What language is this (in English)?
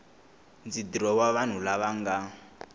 Tsonga